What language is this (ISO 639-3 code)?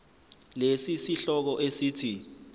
zul